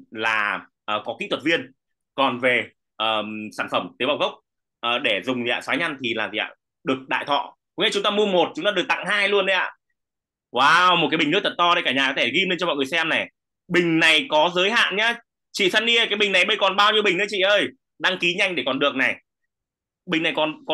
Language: Vietnamese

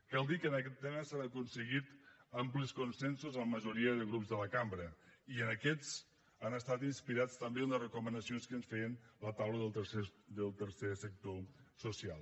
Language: Catalan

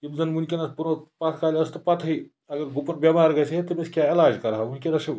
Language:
Kashmiri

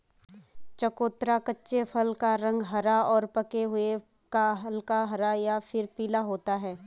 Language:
Hindi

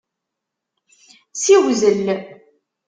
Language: Kabyle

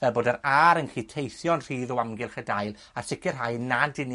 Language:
Welsh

